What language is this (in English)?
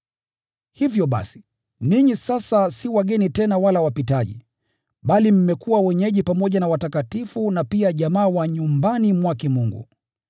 Swahili